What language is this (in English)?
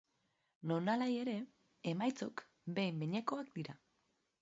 Basque